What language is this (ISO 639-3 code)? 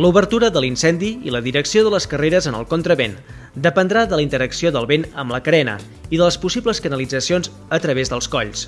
cat